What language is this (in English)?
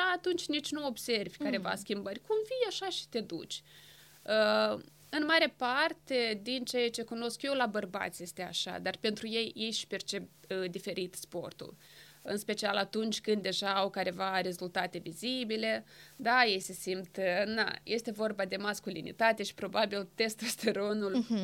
Romanian